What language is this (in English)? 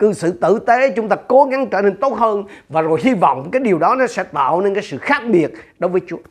Vietnamese